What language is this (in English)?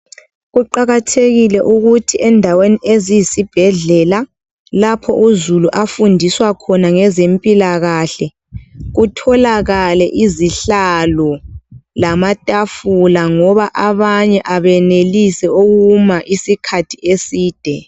North Ndebele